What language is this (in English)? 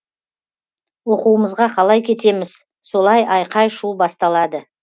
Kazakh